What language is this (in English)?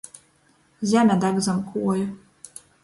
Latgalian